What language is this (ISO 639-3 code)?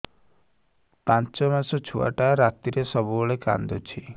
ori